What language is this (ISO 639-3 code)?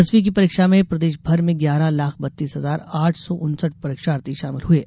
hin